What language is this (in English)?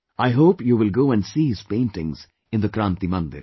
English